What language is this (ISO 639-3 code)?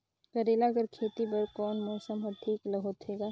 hne